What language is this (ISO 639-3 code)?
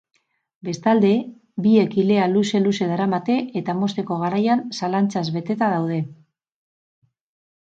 eus